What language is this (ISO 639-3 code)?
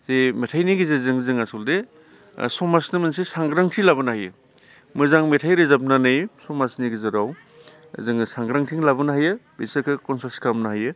brx